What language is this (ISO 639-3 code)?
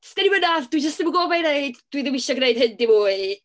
cym